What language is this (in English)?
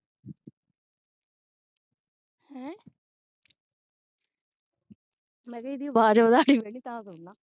Punjabi